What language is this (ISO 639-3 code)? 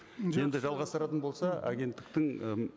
kaz